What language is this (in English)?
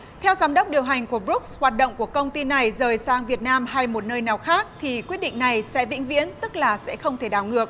Vietnamese